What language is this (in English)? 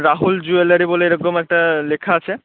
Bangla